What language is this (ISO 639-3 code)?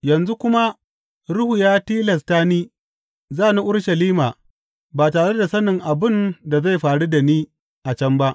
hau